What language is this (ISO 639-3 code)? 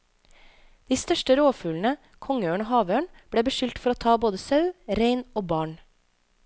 nor